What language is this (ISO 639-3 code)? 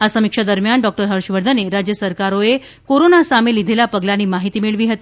guj